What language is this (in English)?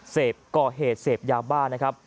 Thai